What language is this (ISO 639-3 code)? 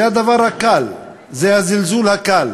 heb